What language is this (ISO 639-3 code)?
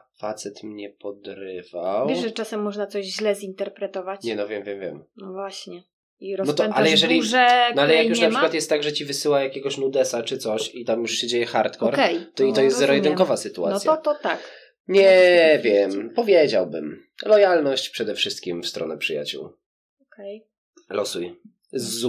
pol